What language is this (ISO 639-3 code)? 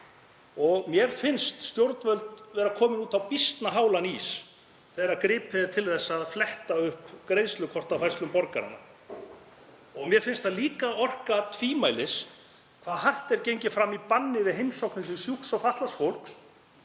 isl